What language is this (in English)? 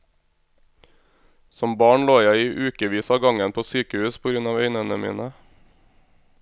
Norwegian